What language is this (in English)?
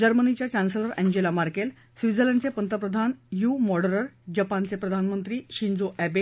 Marathi